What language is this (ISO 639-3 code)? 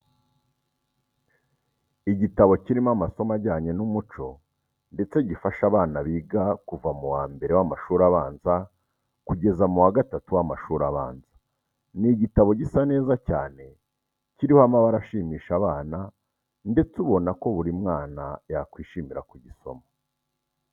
kin